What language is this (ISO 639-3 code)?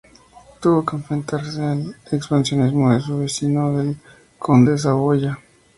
spa